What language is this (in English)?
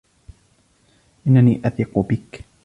Arabic